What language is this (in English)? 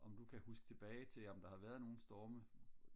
Danish